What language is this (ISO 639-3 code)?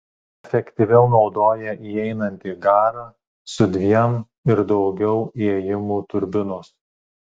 lit